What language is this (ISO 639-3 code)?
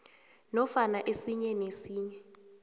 nbl